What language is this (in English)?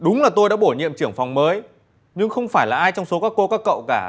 Vietnamese